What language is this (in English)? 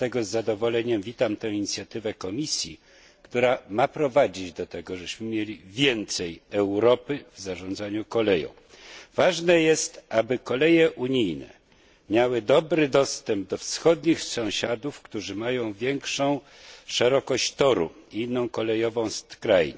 Polish